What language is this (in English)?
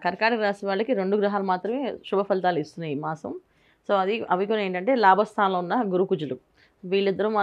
Telugu